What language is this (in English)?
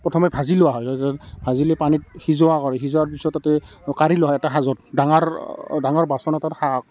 Assamese